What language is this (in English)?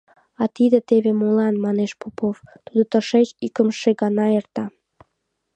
Mari